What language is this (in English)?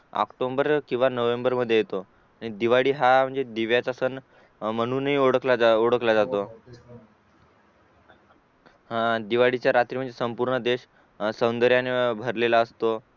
Marathi